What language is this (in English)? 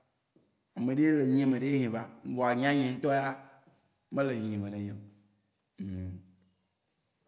Waci Gbe